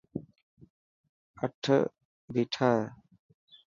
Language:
Dhatki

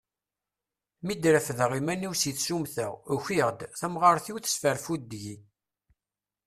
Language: Kabyle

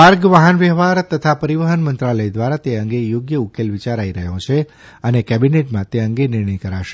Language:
Gujarati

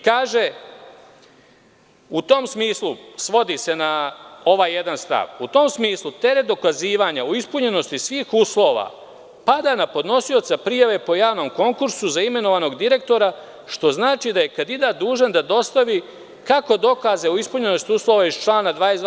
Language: Serbian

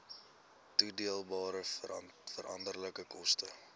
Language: Afrikaans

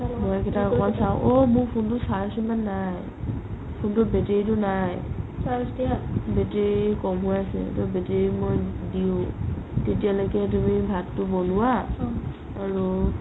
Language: Assamese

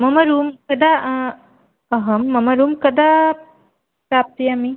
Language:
Sanskrit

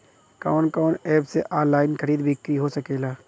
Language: Bhojpuri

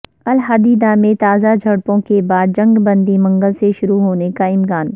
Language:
Urdu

